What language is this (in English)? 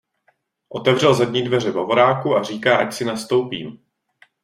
Czech